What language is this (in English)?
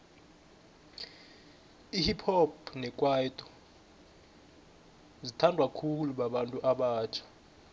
South Ndebele